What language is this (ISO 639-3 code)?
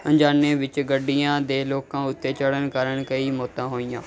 pan